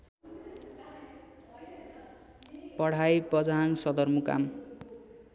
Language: Nepali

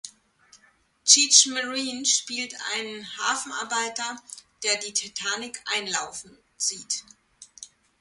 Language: German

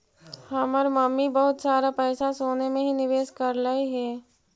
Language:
Magahi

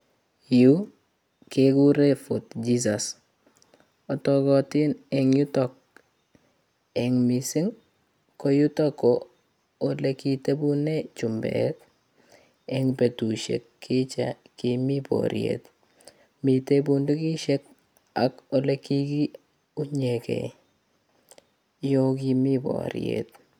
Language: Kalenjin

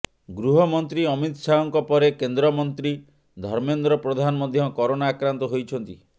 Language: Odia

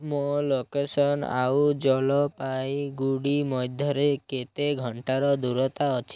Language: Odia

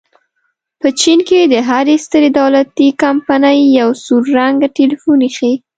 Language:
Pashto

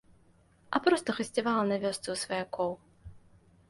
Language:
Belarusian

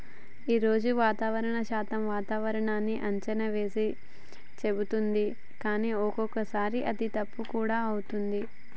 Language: Telugu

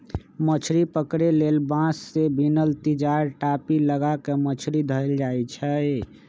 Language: Magahi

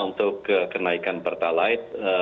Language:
Indonesian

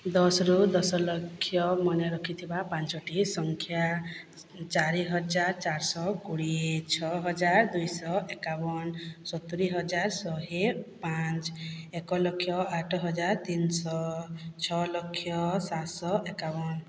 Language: Odia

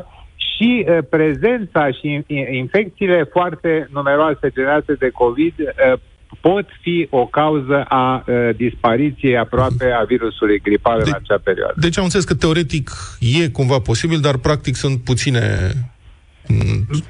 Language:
Romanian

